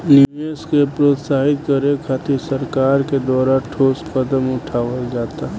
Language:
Bhojpuri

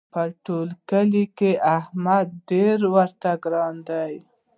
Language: Pashto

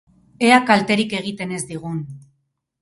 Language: Basque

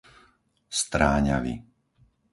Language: Slovak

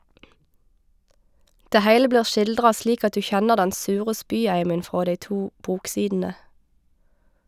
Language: Norwegian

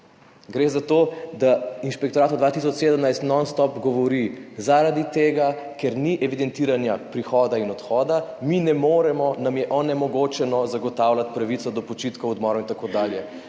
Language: Slovenian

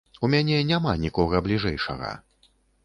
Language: Belarusian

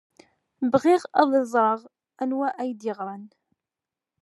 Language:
Kabyle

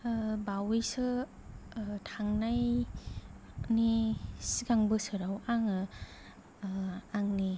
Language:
Bodo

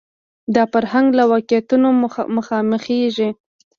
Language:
Pashto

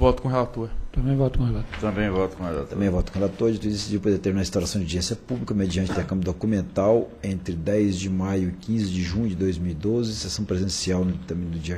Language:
Portuguese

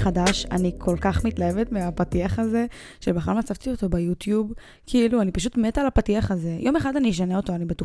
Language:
Hebrew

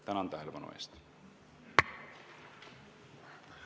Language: Estonian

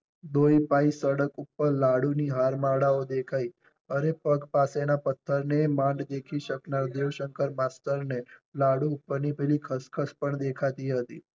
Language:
Gujarati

